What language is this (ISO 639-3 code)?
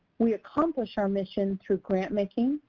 eng